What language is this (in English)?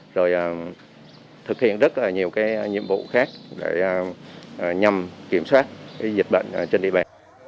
Vietnamese